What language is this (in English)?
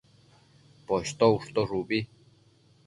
Matsés